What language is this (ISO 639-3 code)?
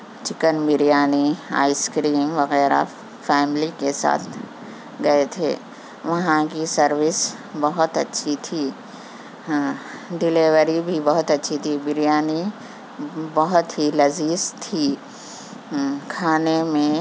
urd